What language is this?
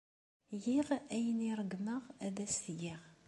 Kabyle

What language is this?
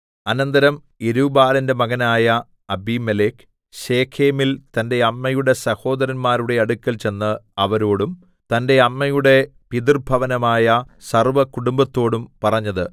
Malayalam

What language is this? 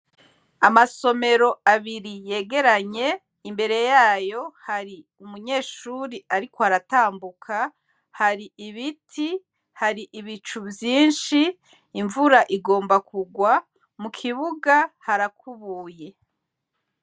Rundi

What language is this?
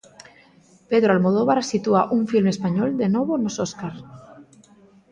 Galician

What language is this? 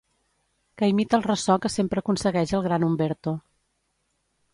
Catalan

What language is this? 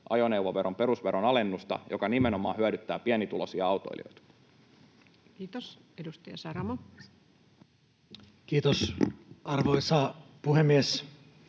Finnish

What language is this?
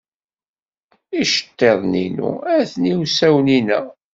Kabyle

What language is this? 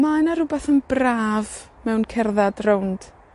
Welsh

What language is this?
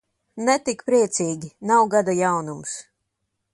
Latvian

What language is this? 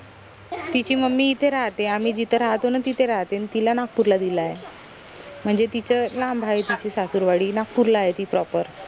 Marathi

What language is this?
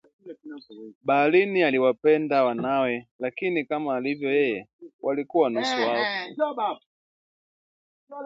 Swahili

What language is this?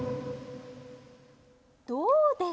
Japanese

